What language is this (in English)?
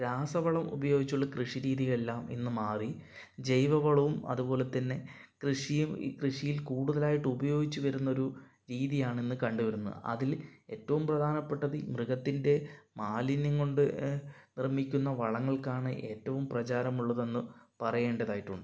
Malayalam